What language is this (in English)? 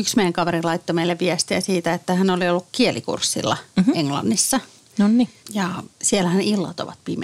Finnish